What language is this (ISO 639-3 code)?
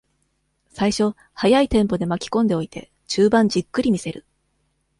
jpn